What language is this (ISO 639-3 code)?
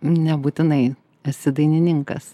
lit